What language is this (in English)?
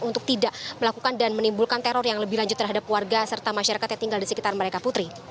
Indonesian